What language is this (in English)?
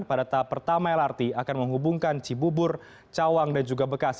Indonesian